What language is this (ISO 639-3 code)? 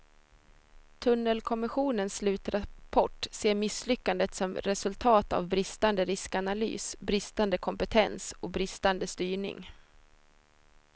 swe